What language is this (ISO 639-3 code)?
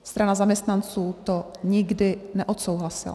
ces